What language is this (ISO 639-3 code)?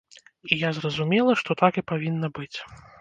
bel